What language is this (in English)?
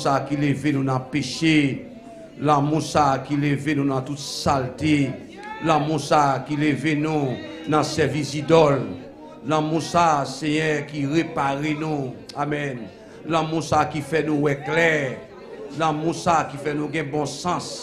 French